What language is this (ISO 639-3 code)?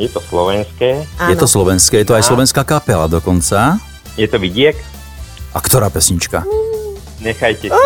slk